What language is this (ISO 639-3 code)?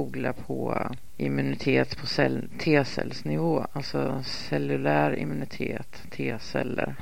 swe